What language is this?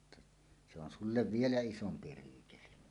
Finnish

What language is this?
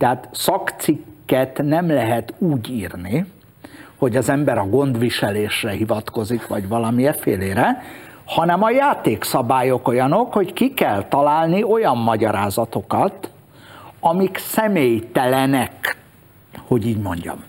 Hungarian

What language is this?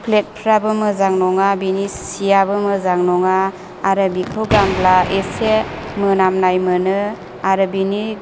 Bodo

